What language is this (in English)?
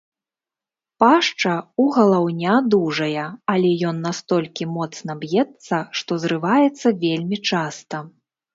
Belarusian